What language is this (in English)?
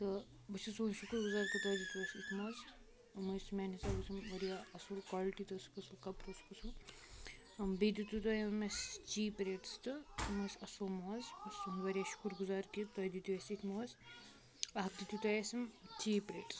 Kashmiri